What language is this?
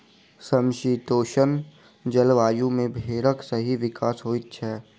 Maithili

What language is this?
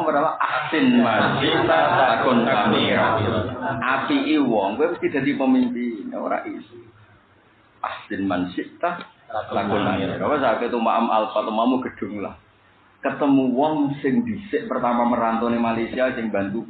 Indonesian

